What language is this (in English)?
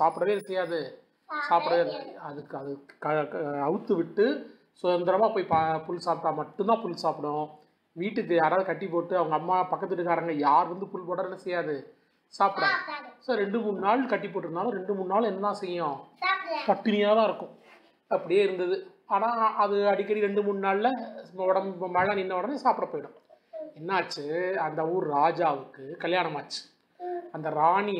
Tamil